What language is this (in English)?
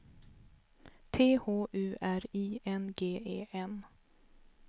Swedish